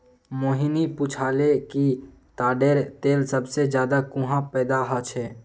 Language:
Magahi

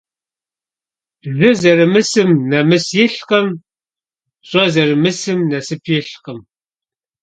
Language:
Kabardian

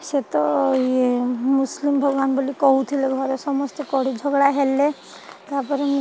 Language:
Odia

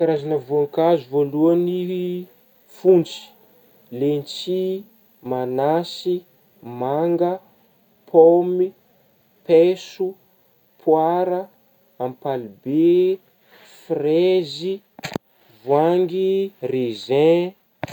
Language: Northern Betsimisaraka Malagasy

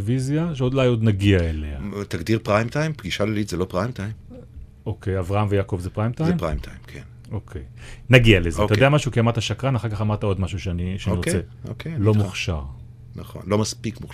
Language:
Hebrew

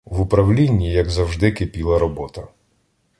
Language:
Ukrainian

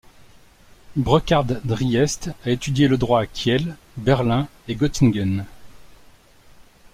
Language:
French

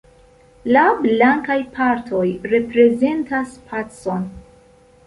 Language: Esperanto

